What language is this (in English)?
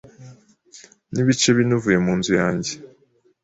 Kinyarwanda